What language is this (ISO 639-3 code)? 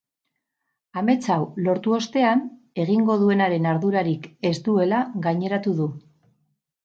eus